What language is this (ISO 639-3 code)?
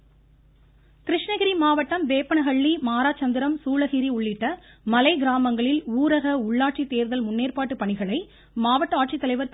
tam